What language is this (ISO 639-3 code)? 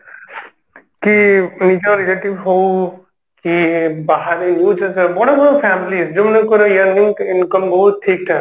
ori